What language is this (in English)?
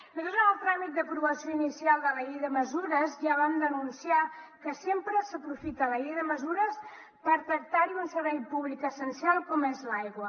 Catalan